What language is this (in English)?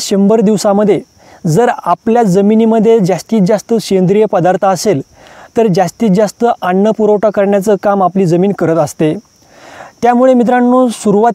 Marathi